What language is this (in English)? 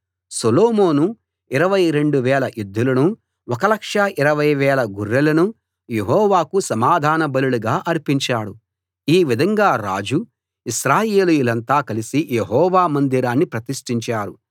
Telugu